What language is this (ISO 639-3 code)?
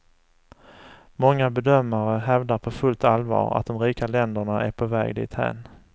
swe